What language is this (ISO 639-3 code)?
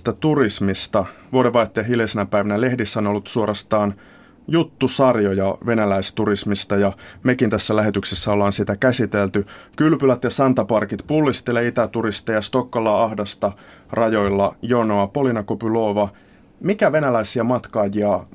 fin